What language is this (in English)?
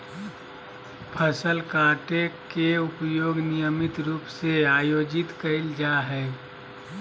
Magahi